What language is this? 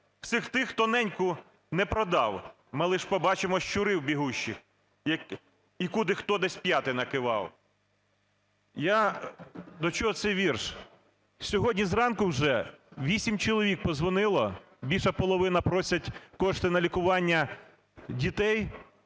Ukrainian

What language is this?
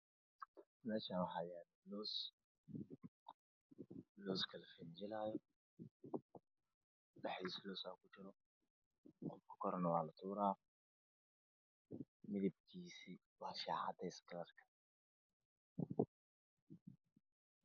Somali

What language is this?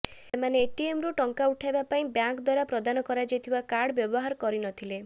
Odia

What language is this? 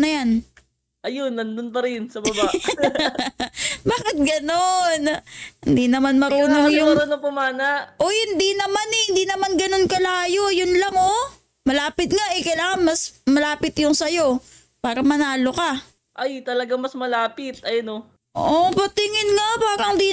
Filipino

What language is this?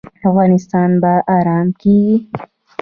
Pashto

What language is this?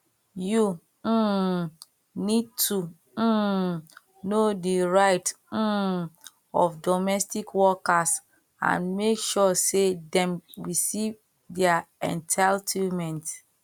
Nigerian Pidgin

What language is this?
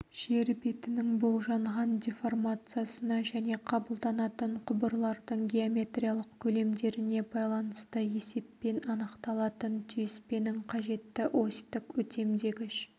Kazakh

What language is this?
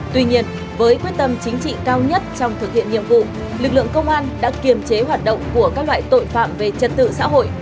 Vietnamese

